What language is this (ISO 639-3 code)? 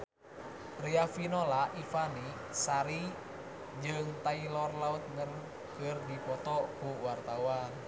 sun